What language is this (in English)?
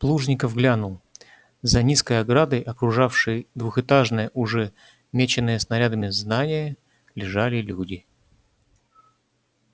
Russian